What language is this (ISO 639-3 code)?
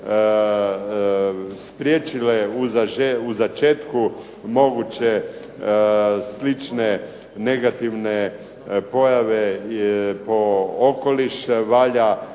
hrv